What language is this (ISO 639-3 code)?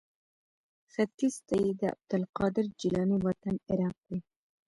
pus